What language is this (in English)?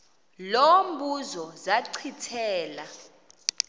Xhosa